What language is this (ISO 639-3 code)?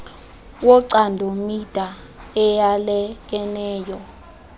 xho